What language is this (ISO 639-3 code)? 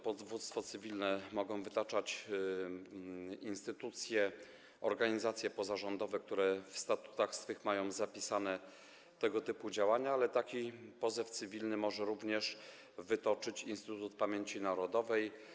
pol